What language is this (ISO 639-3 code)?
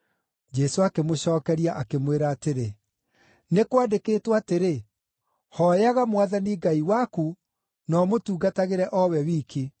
kik